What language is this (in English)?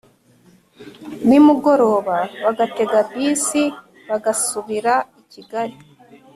Kinyarwanda